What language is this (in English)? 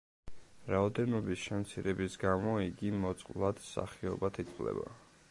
Georgian